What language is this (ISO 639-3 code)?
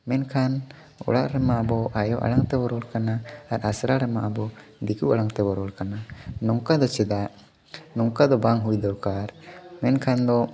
sat